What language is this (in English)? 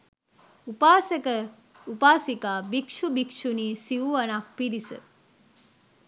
Sinhala